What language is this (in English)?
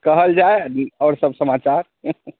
Maithili